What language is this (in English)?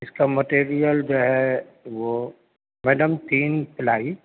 Urdu